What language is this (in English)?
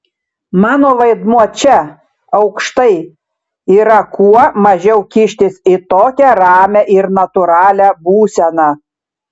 Lithuanian